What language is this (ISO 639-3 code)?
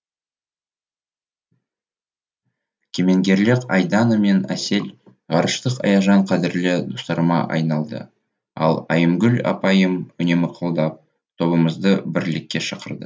kaz